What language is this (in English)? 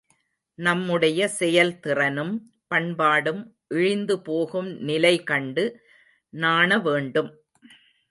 Tamil